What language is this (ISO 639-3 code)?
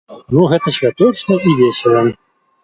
bel